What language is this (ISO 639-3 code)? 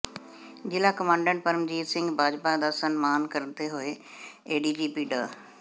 pan